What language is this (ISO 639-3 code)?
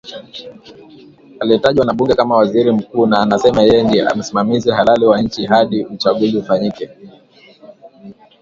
swa